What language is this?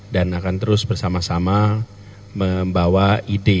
Indonesian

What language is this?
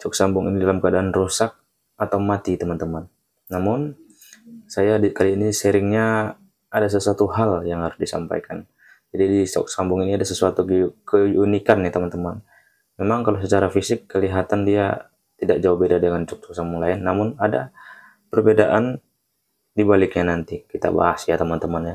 Indonesian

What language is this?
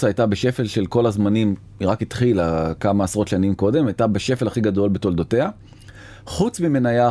Hebrew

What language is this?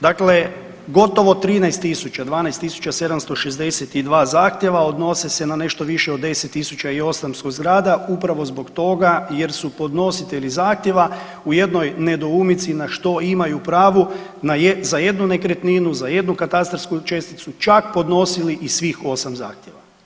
Croatian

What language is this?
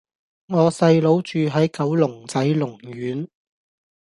Cantonese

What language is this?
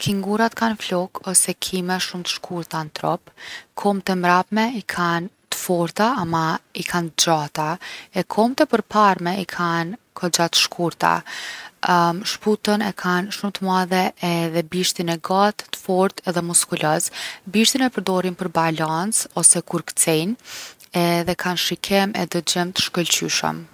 Gheg Albanian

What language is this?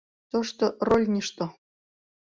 Mari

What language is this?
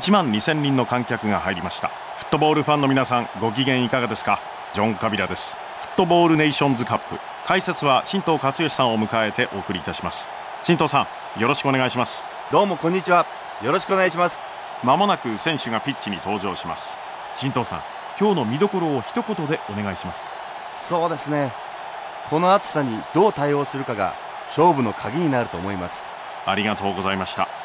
Japanese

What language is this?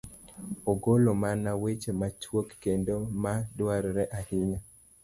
Luo (Kenya and Tanzania)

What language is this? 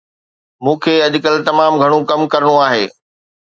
Sindhi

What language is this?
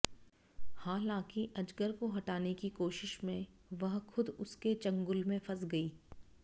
Hindi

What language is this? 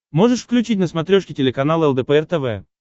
Russian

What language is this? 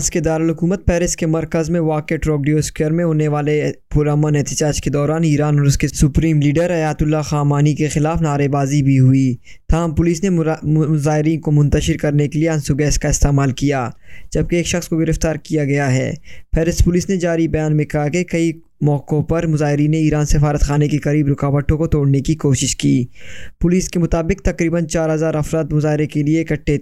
Urdu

